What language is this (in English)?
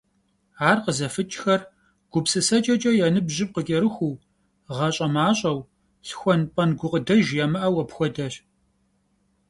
Kabardian